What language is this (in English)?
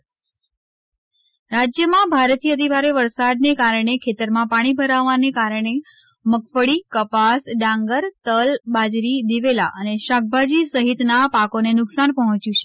Gujarati